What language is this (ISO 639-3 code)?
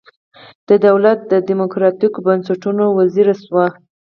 pus